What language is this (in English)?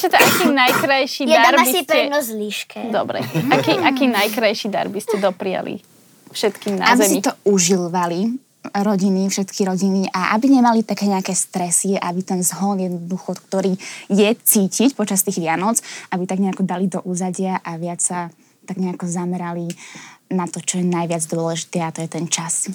Slovak